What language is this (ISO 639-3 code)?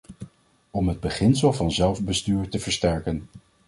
nld